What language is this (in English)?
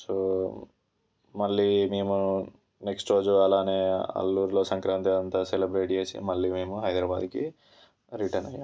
Telugu